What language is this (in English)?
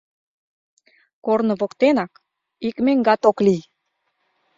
Mari